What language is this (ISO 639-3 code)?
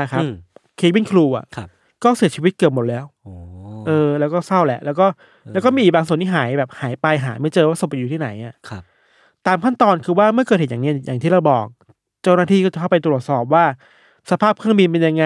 tha